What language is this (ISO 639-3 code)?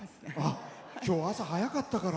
jpn